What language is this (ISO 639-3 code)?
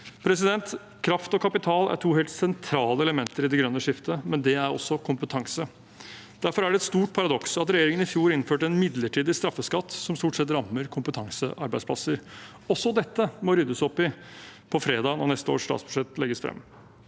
nor